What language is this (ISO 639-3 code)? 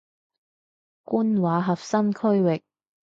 yue